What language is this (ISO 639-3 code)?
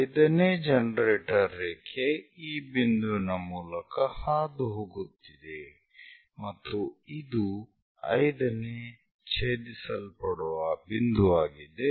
kan